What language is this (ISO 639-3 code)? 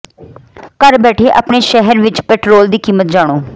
pan